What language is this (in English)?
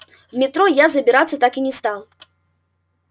Russian